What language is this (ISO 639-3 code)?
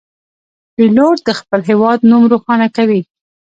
pus